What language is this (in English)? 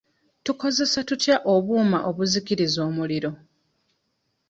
Ganda